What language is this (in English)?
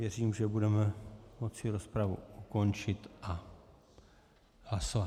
Czech